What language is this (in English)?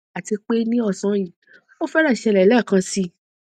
Yoruba